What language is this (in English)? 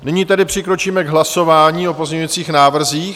Czech